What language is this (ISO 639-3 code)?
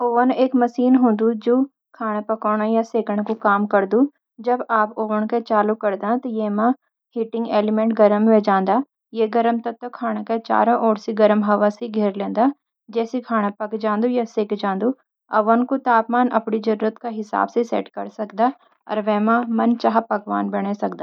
gbm